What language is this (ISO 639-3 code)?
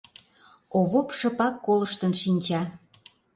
chm